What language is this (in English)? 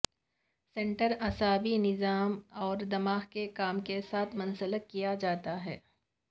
Urdu